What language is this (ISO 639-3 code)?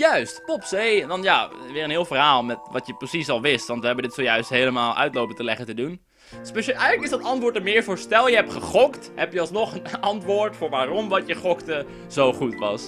nld